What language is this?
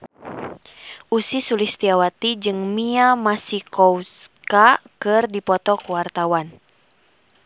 Sundanese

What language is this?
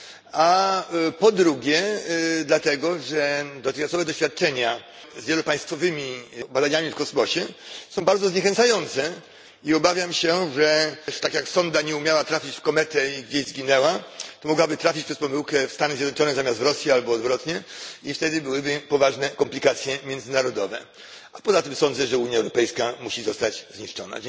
Polish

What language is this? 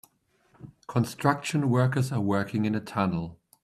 English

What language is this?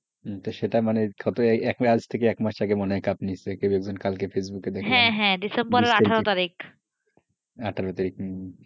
Bangla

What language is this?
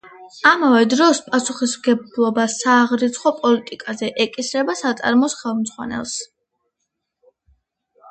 Georgian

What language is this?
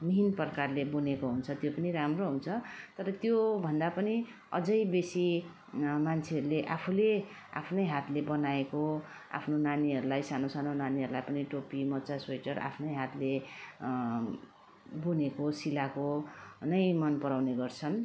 Nepali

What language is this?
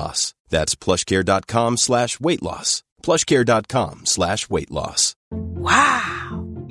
Swedish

